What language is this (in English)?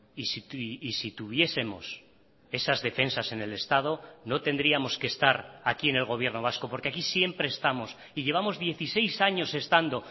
Spanish